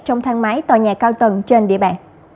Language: Vietnamese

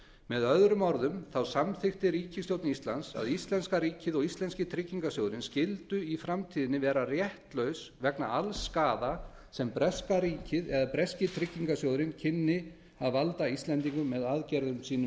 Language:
Icelandic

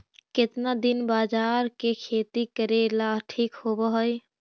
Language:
Magahi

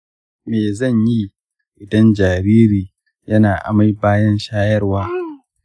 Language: Hausa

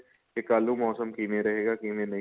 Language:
Punjabi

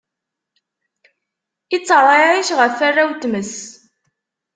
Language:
Kabyle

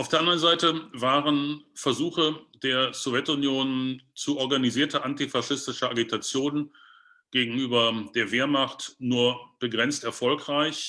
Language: German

